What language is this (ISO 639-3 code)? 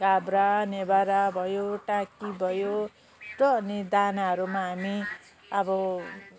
nep